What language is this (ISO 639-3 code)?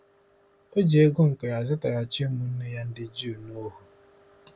ibo